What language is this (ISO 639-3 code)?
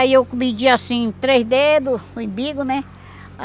por